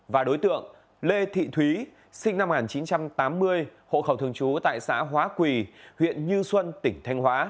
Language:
Vietnamese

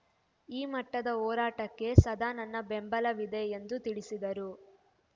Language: Kannada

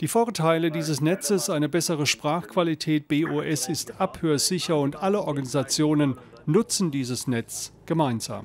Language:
German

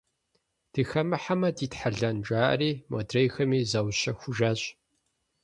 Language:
Kabardian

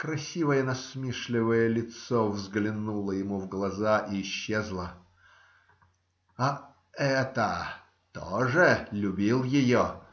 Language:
Russian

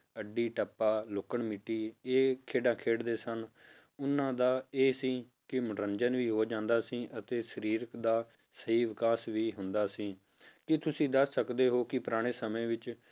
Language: Punjabi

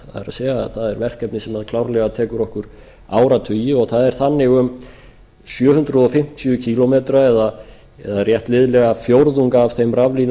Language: Icelandic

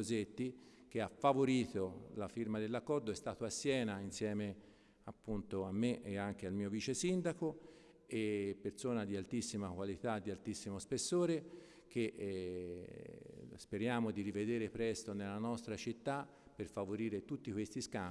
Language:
Italian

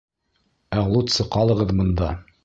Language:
Bashkir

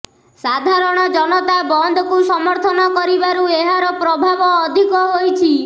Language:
Odia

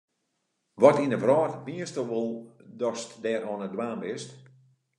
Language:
Western Frisian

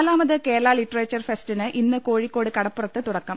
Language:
Malayalam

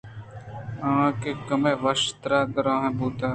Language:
Eastern Balochi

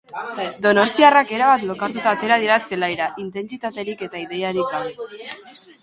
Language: Basque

